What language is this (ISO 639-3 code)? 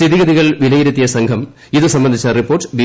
mal